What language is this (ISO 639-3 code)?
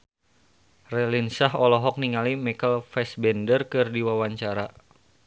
sun